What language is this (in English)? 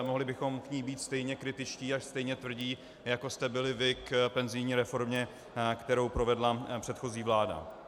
Czech